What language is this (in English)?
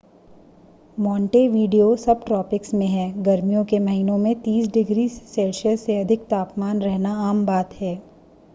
Hindi